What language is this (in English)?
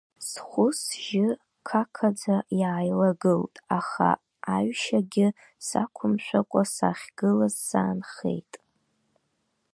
Abkhazian